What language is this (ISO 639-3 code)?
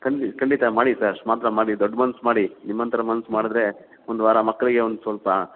kan